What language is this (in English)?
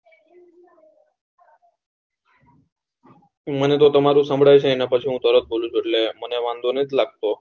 Gujarati